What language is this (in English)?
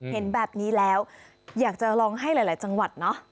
Thai